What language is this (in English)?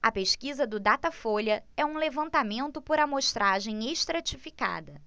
Portuguese